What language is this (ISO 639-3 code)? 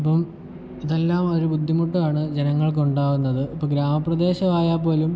mal